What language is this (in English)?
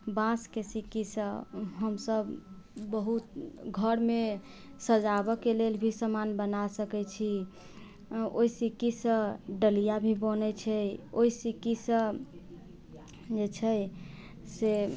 Maithili